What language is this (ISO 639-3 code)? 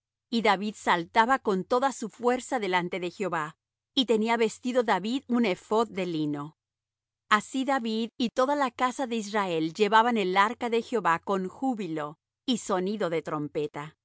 spa